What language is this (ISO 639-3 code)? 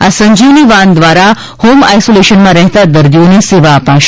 guj